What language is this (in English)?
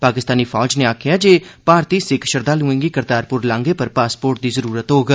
Dogri